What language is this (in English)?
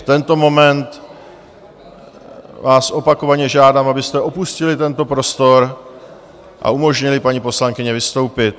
Czech